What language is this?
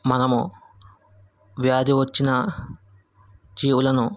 Telugu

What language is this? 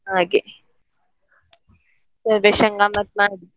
Kannada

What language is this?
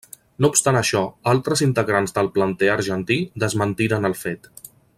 Catalan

